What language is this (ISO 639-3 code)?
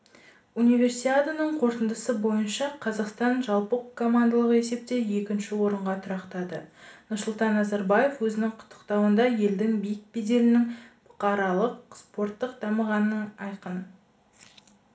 kaz